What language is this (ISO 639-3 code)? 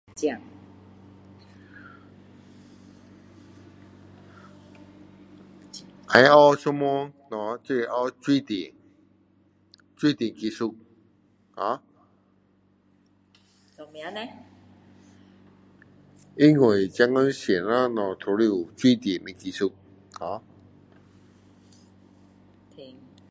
cdo